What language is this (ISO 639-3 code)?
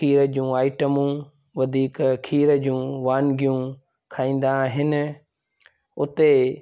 snd